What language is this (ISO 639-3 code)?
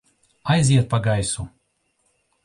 lav